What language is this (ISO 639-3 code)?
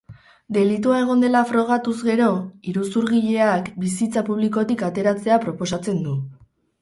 eus